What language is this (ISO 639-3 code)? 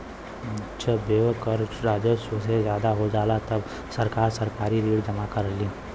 bho